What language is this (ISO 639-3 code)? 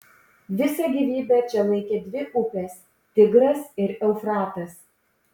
lit